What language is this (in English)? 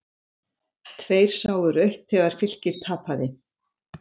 Icelandic